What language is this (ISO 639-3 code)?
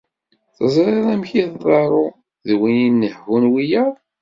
kab